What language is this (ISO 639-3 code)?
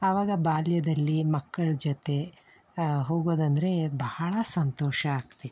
kan